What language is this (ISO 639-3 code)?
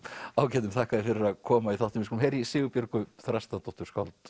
isl